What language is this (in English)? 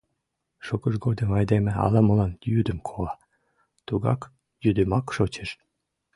Mari